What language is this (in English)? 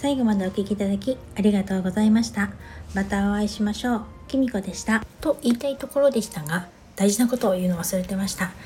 Japanese